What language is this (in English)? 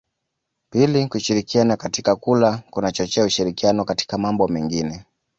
Swahili